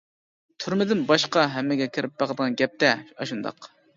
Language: Uyghur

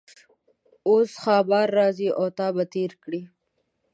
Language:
Pashto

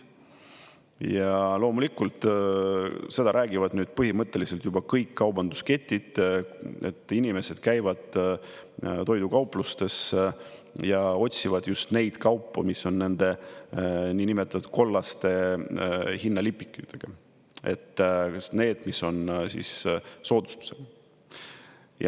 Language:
Estonian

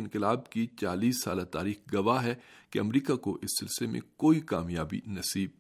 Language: Urdu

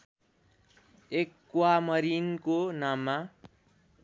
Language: Nepali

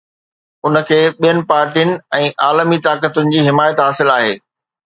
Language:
Sindhi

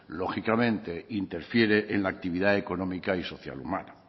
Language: Spanish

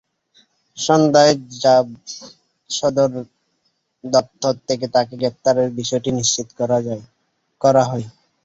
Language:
Bangla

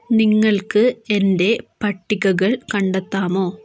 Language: Malayalam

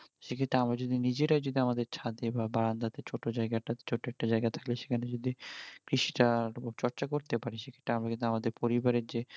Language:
Bangla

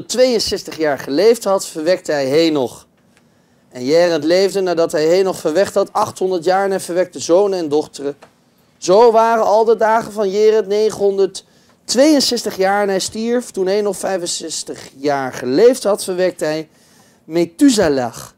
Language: Dutch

